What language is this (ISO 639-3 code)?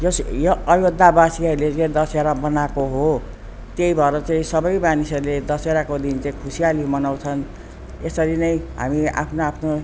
nep